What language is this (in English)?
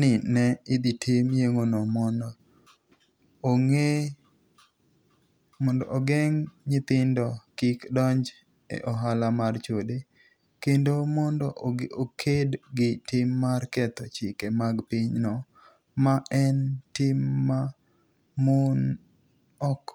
Luo (Kenya and Tanzania)